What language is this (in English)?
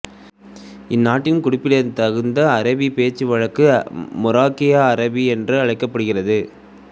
Tamil